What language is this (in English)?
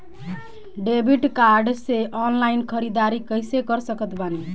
Bhojpuri